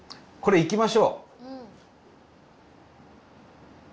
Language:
Japanese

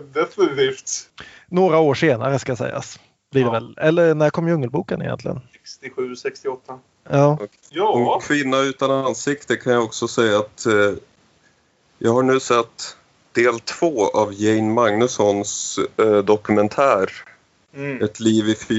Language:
Swedish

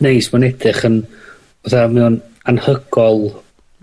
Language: Welsh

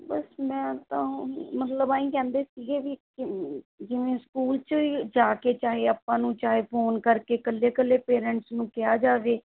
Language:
Punjabi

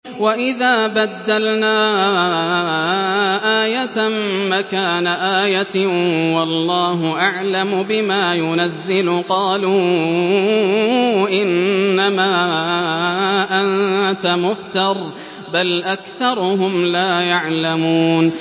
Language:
Arabic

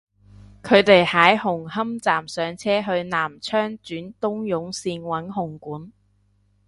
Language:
Cantonese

